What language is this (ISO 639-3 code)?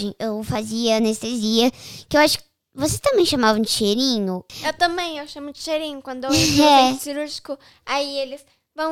por